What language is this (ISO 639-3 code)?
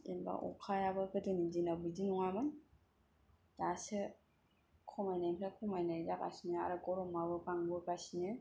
brx